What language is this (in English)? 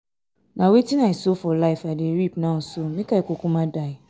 Nigerian Pidgin